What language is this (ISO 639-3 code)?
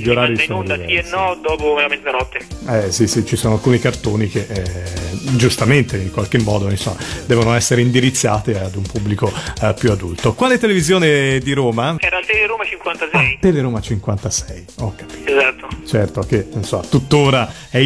ita